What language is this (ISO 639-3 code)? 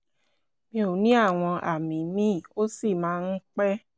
yor